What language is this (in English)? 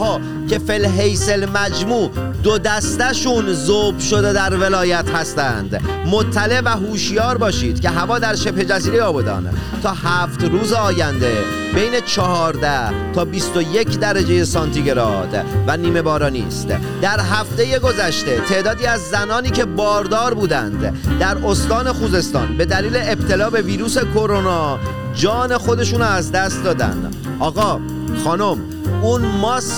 Persian